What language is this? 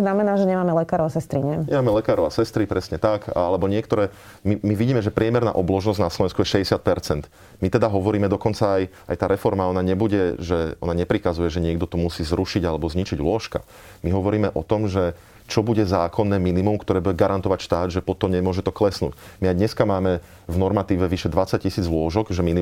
Slovak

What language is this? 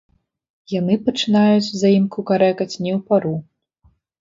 Belarusian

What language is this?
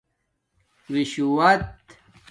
Domaaki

